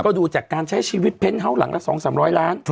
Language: Thai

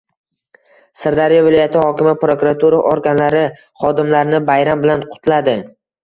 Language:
Uzbek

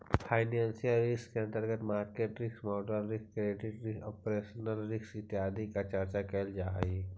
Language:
Magahi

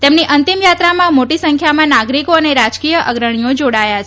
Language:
Gujarati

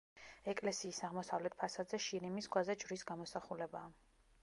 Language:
Georgian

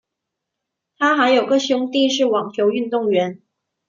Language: Chinese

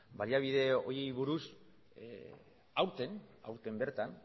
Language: Basque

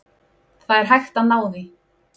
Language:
Icelandic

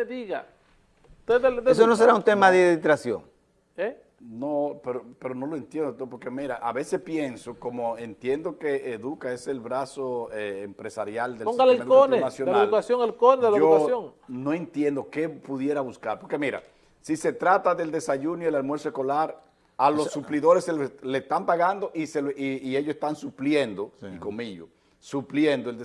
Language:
Spanish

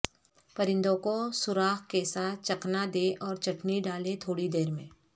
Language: Urdu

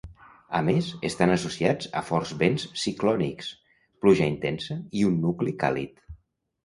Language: Catalan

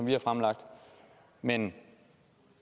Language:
Danish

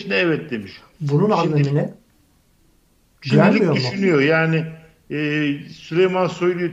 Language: Turkish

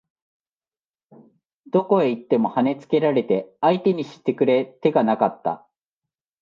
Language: Japanese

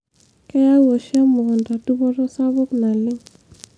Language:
Masai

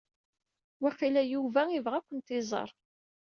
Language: Kabyle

